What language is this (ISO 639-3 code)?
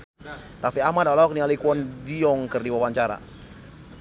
sun